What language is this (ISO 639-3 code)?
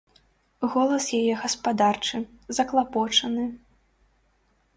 bel